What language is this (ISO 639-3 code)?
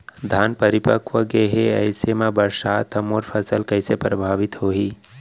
hne